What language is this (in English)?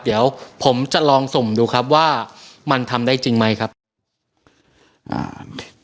Thai